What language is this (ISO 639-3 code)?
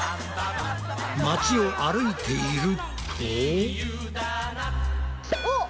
jpn